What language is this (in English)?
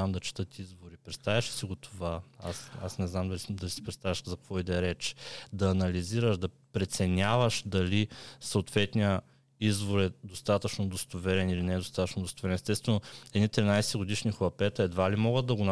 Bulgarian